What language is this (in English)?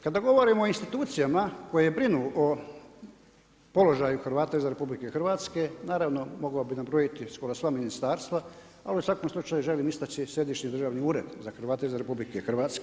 Croatian